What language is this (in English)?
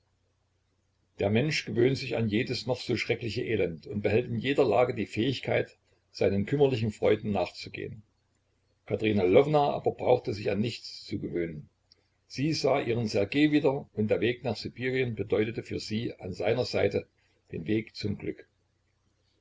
German